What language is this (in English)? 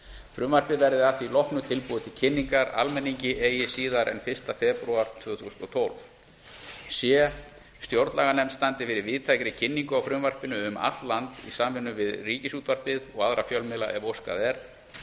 Icelandic